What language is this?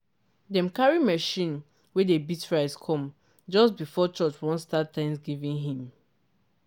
Nigerian Pidgin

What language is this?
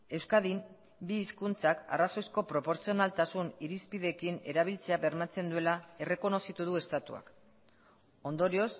Basque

